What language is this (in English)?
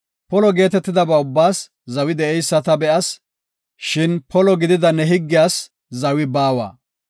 Gofa